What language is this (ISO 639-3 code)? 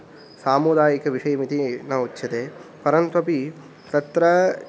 san